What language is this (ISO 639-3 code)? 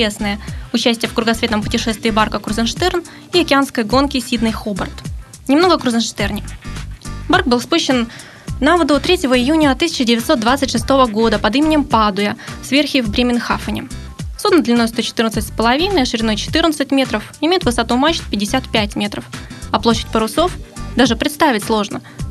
rus